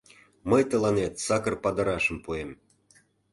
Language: Mari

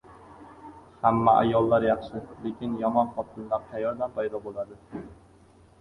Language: Uzbek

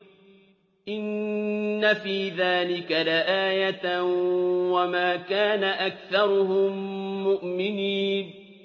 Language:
Arabic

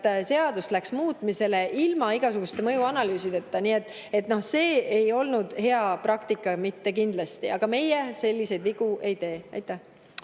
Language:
Estonian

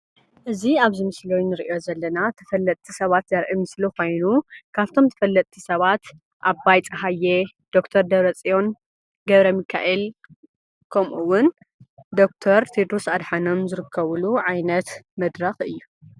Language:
Tigrinya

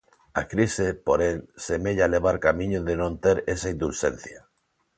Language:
Galician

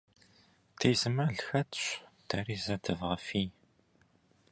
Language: Kabardian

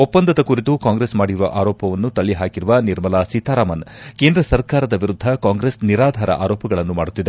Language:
Kannada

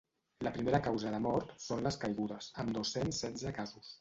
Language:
Catalan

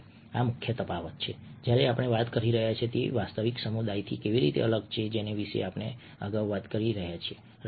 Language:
Gujarati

